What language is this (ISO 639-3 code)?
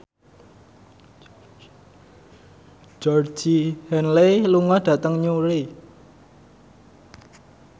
jav